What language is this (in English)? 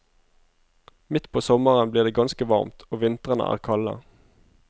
Norwegian